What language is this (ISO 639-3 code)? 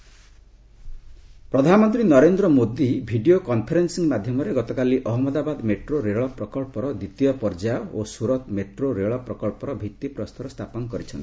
ori